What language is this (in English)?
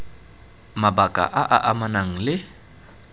Tswana